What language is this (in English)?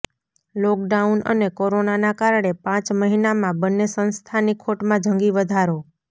Gujarati